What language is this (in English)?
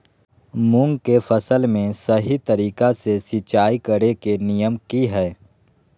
Magahi